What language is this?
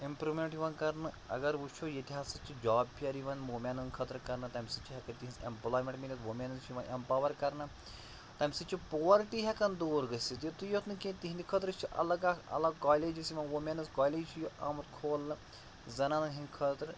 Kashmiri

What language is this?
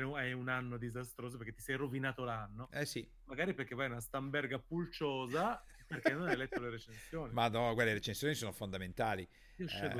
Italian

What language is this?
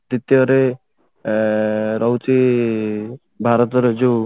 Odia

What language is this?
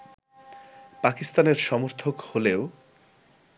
Bangla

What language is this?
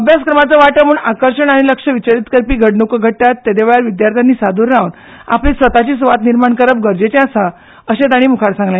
Konkani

